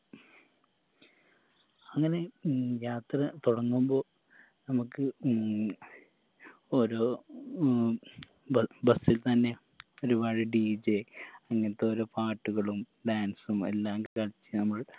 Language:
Malayalam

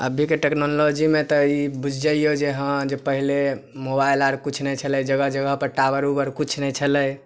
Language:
Maithili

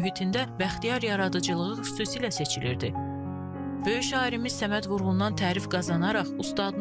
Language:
Turkish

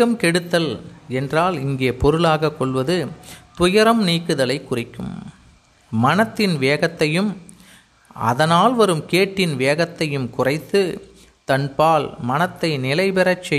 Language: Tamil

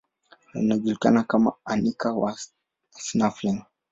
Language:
Swahili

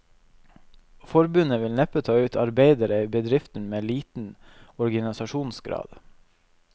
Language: Norwegian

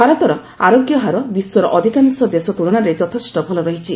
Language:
Odia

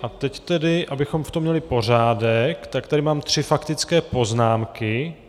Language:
Czech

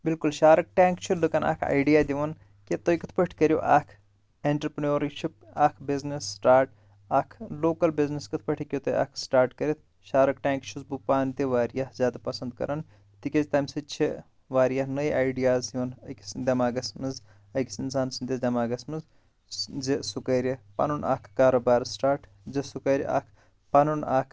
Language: Kashmiri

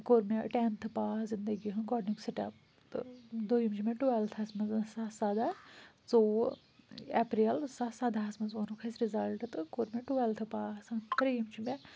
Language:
Kashmiri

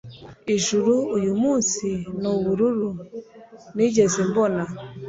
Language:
Kinyarwanda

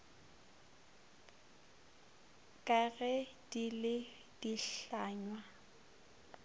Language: Northern Sotho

